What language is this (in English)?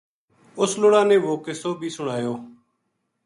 Gujari